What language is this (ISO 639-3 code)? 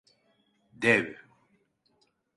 tur